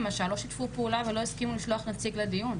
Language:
Hebrew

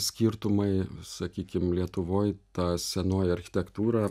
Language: Lithuanian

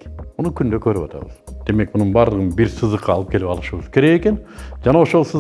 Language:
Turkish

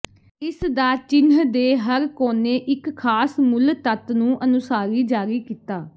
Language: Punjabi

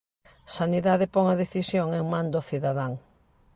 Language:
Galician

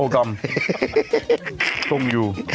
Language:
Thai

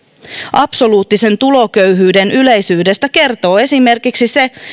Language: Finnish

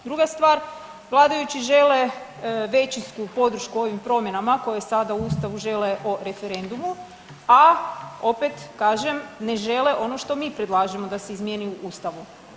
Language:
Croatian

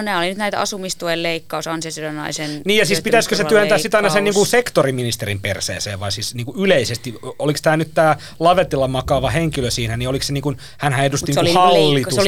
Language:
Finnish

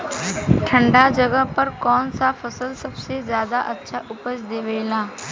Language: Bhojpuri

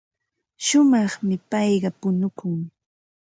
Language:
Ambo-Pasco Quechua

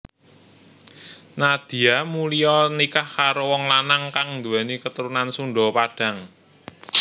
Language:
Javanese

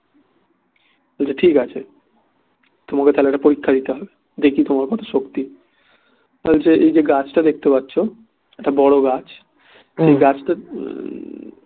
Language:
Bangla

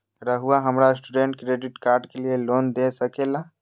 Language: Magahi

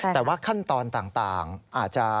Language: Thai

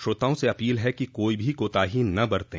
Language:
Hindi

